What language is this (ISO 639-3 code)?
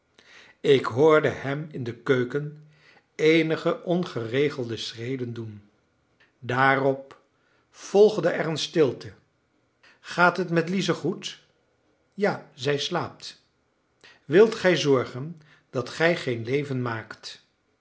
nld